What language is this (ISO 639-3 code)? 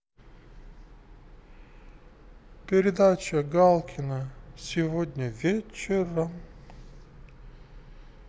rus